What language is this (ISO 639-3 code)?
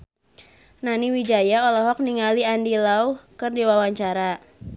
sun